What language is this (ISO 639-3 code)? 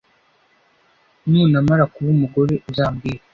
kin